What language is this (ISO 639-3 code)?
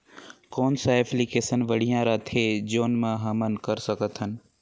hne